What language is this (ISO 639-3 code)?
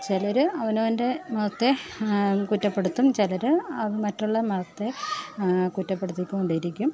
mal